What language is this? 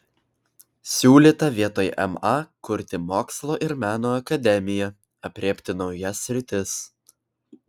Lithuanian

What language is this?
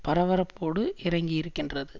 Tamil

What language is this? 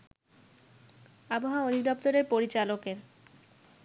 Bangla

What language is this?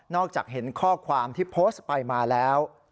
Thai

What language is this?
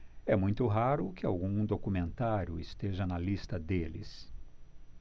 Portuguese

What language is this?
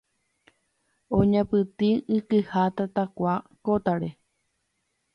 Guarani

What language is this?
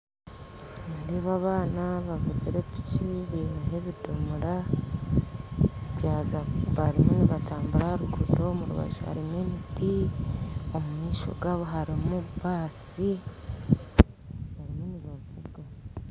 Nyankole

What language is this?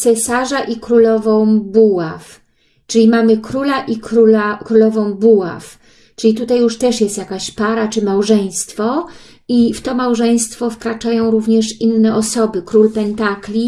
Polish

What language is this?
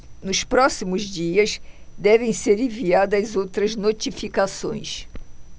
Portuguese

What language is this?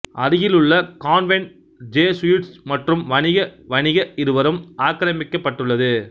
Tamil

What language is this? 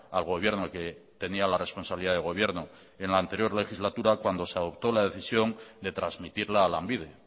Spanish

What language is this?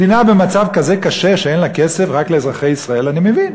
Hebrew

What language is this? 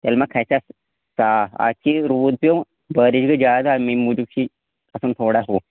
Kashmiri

